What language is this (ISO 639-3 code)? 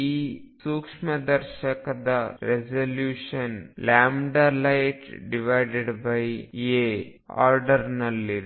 kan